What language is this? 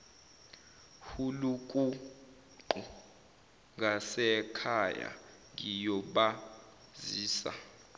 Zulu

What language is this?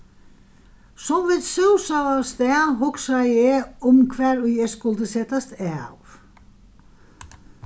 Faroese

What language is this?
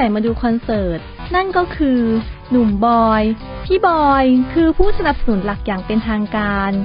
Thai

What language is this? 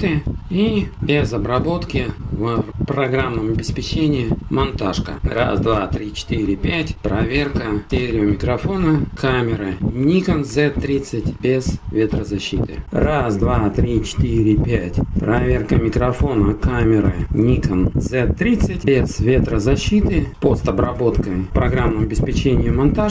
Russian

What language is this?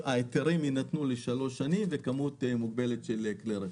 Hebrew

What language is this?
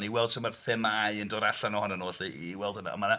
Welsh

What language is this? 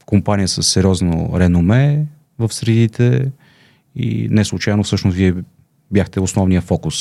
Bulgarian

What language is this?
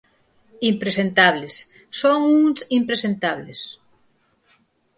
Galician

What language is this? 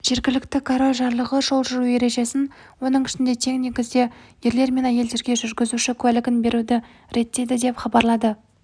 Kazakh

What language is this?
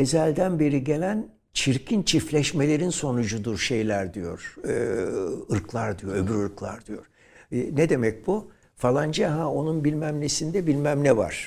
Turkish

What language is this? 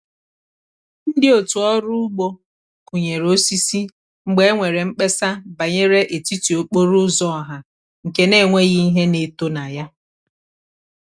Igbo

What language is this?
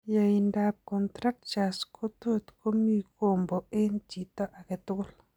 Kalenjin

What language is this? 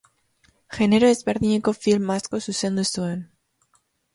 Basque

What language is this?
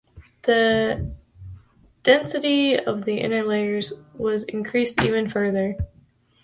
English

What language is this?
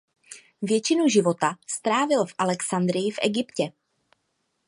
Czech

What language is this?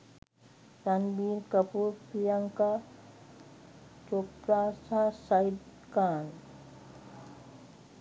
Sinhala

